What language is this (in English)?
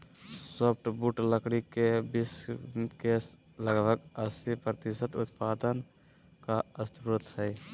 Magahi